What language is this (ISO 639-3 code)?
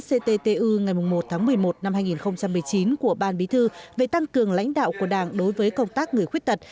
vie